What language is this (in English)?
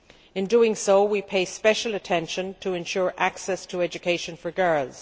English